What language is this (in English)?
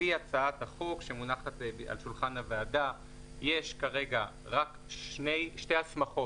Hebrew